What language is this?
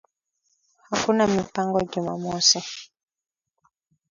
Swahili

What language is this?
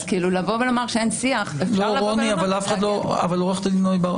Hebrew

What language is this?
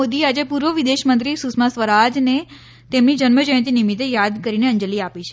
Gujarati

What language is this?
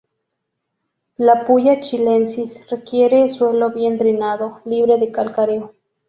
Spanish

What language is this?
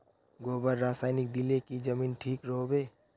Magahi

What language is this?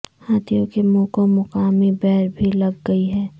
Urdu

